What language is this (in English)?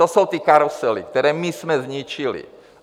Czech